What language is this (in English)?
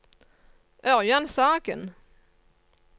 Norwegian